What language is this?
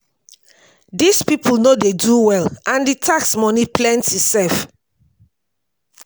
Nigerian Pidgin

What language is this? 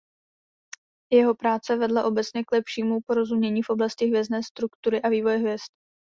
Czech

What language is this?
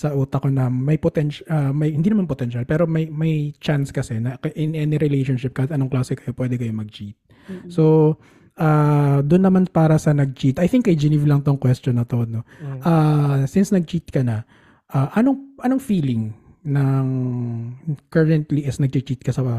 Filipino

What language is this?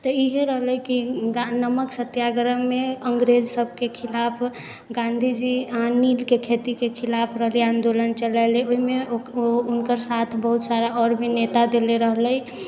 Maithili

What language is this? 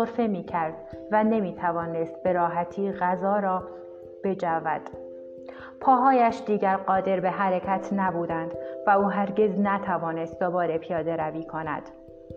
Persian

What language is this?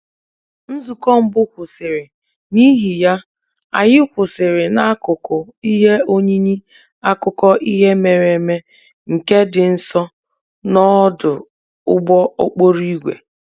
Igbo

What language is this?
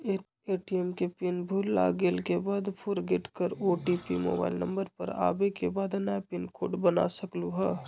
Magahi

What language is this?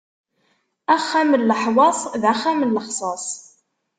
Kabyle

